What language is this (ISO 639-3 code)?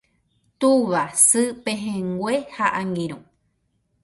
grn